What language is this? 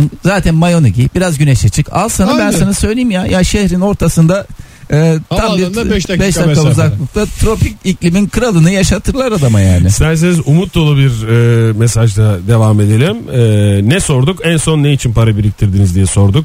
Turkish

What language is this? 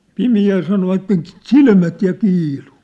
Finnish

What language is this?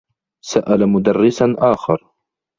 Arabic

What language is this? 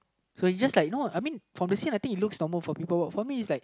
English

